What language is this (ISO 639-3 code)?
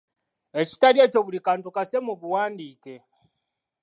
lug